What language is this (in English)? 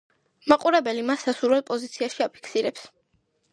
Georgian